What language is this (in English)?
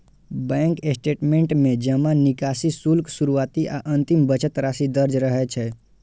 Maithili